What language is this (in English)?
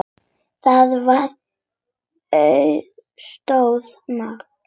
Icelandic